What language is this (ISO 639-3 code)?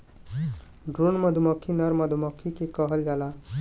bho